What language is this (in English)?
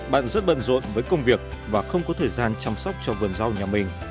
Vietnamese